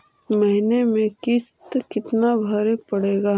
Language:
Magahi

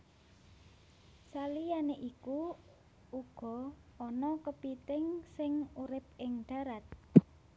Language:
Javanese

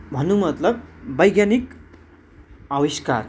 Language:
Nepali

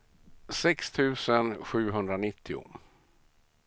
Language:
Swedish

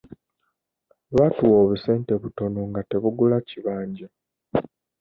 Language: Ganda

